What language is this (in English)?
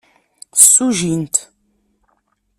Kabyle